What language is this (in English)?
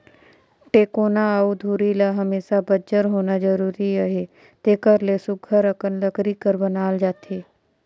Chhattisgarhi